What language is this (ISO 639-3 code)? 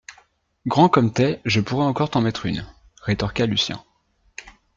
fra